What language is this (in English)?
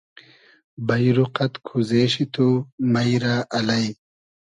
Hazaragi